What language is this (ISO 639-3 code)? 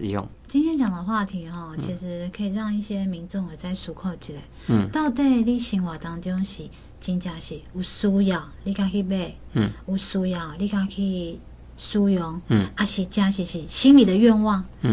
zho